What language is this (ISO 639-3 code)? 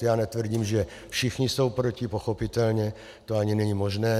ces